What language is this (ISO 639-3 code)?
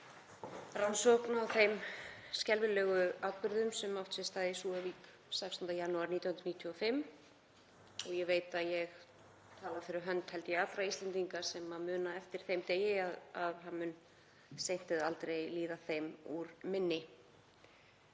isl